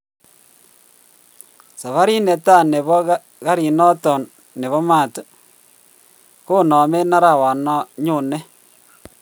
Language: Kalenjin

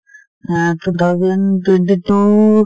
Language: Assamese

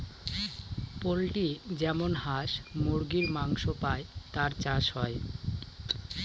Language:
Bangla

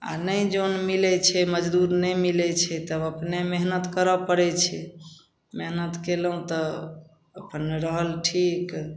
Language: Maithili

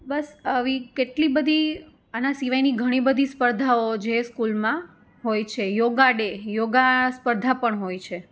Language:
Gujarati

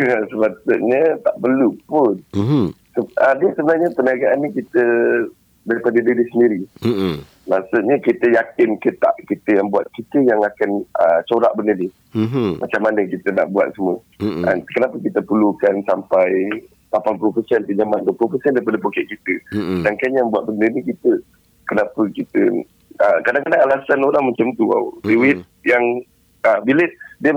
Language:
Malay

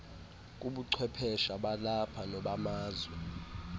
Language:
Xhosa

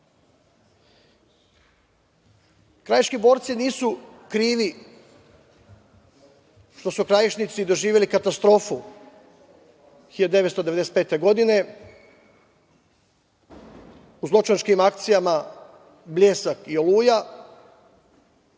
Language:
Serbian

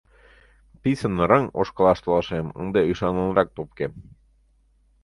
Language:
Mari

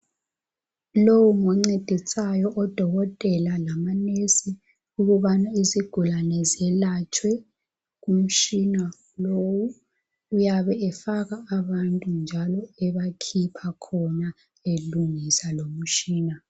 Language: North Ndebele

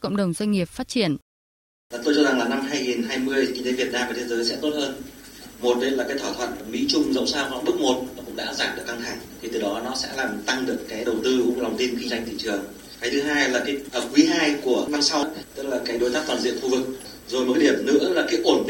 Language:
Vietnamese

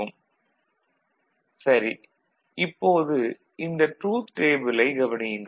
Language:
Tamil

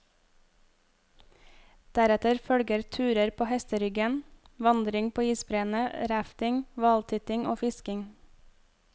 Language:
Norwegian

